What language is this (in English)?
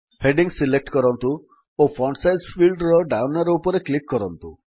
Odia